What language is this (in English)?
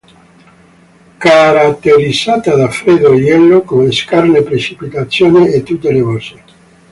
Italian